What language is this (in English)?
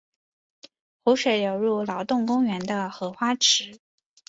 Chinese